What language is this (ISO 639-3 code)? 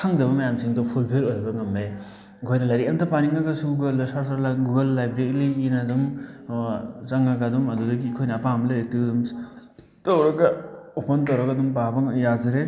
mni